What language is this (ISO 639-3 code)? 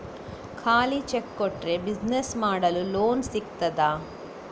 kan